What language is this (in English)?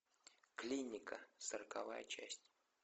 Russian